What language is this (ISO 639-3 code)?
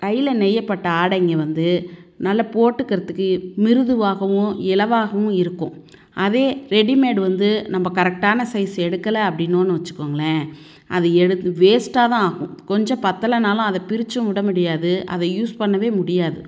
tam